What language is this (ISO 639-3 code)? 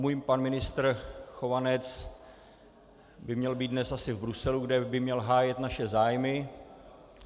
ces